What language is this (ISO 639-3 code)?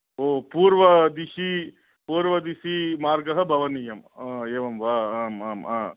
san